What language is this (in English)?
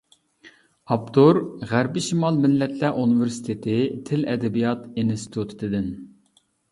Uyghur